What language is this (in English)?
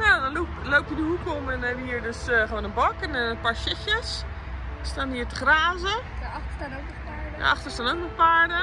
Dutch